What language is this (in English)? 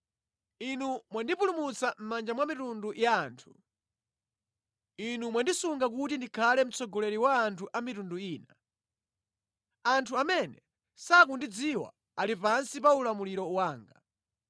Nyanja